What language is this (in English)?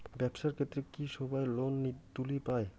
Bangla